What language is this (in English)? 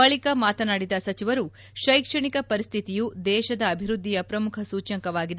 Kannada